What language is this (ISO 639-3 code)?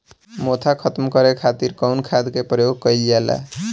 bho